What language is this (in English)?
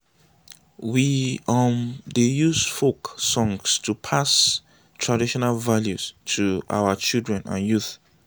Nigerian Pidgin